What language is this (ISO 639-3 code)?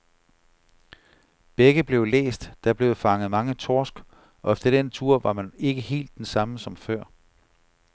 dan